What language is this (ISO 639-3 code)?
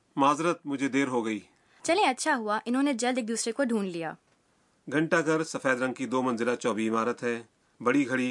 urd